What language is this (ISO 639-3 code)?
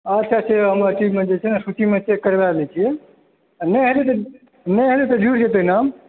mai